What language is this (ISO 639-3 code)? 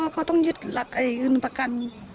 tha